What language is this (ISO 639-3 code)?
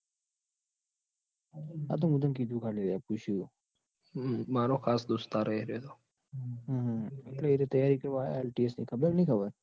guj